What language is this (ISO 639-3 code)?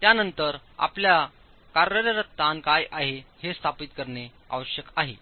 mar